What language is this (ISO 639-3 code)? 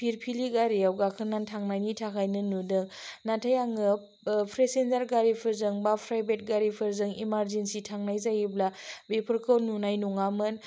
brx